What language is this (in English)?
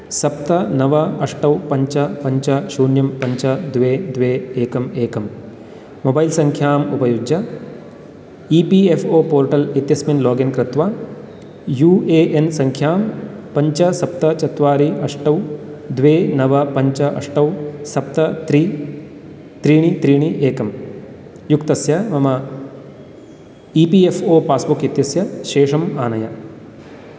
Sanskrit